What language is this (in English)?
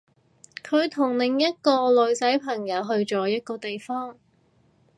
Cantonese